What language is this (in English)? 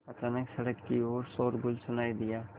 Hindi